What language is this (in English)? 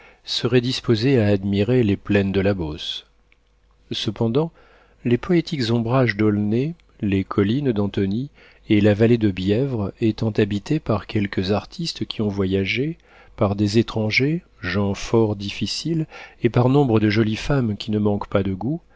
French